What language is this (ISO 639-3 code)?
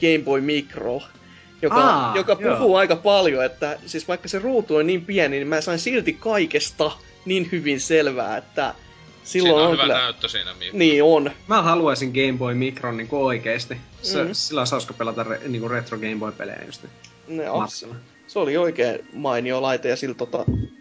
fin